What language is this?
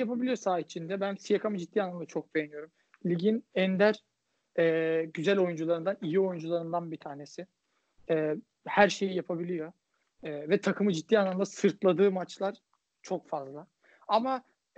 Turkish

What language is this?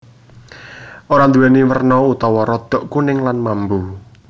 Javanese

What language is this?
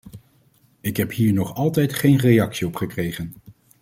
Dutch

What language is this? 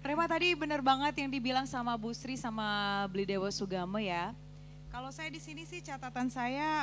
Indonesian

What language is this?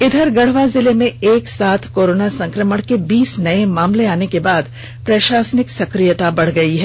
Hindi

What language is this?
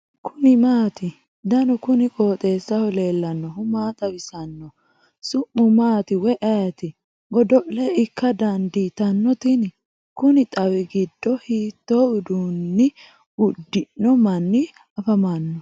Sidamo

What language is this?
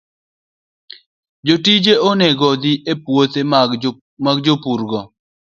Luo (Kenya and Tanzania)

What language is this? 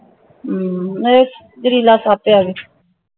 Punjabi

